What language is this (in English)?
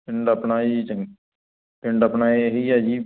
Punjabi